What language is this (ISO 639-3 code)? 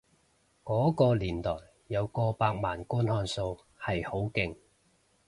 yue